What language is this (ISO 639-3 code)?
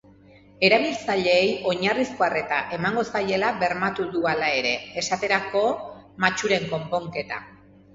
eus